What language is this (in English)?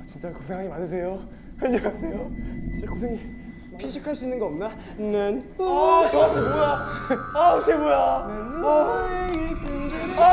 Korean